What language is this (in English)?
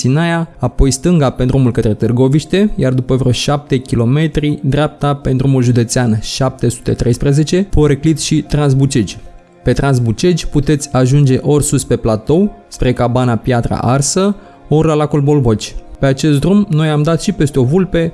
Romanian